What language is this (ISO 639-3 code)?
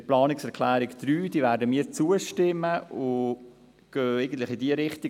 gsw